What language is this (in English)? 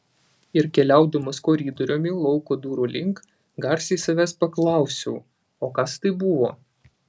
Lithuanian